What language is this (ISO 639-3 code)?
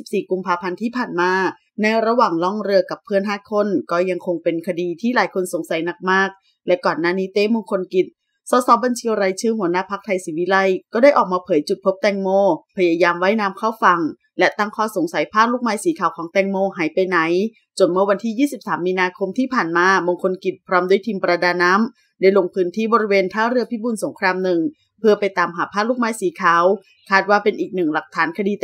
tha